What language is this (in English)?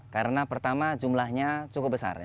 Indonesian